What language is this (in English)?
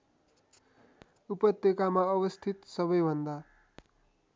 Nepali